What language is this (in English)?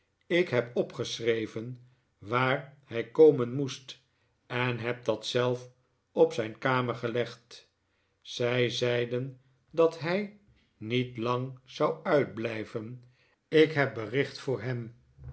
Dutch